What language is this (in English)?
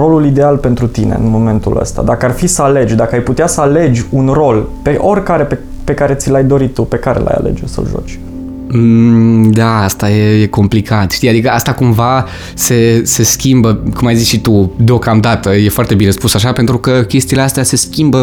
Romanian